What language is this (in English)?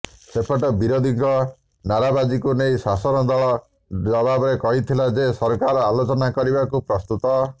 Odia